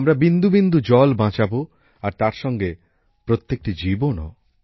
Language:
Bangla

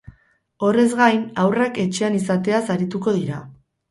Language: Basque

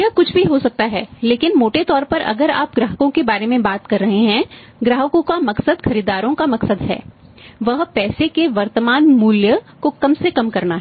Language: Hindi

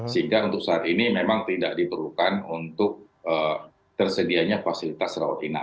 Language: Indonesian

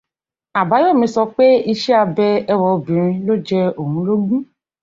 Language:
Yoruba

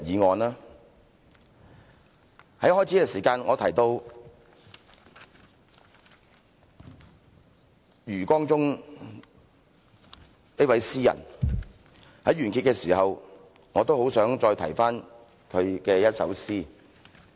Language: Cantonese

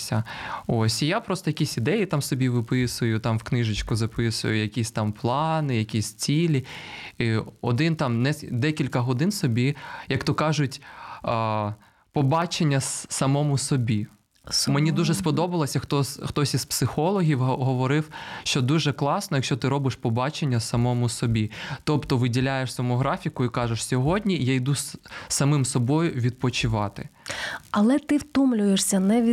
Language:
Ukrainian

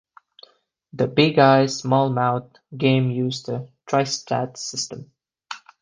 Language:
English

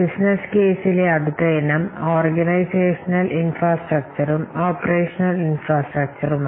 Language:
Malayalam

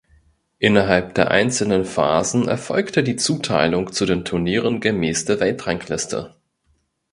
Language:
German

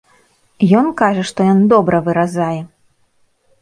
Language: Belarusian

